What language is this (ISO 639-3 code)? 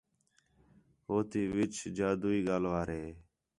xhe